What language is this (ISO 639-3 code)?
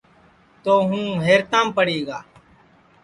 ssi